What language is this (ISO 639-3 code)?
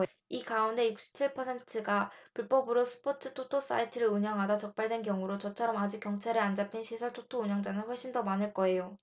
kor